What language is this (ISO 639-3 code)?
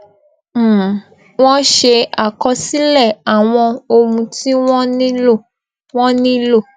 yor